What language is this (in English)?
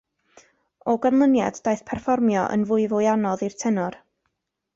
Welsh